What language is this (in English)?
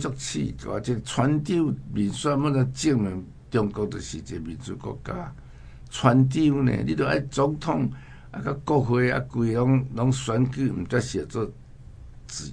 Chinese